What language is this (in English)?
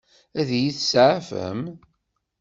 Kabyle